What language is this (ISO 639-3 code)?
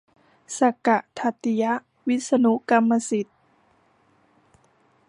tha